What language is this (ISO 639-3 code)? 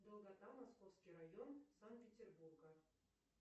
rus